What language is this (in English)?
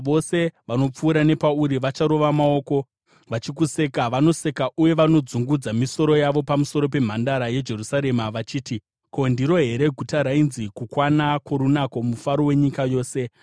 Shona